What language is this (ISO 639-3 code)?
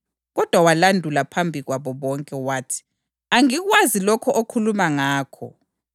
nde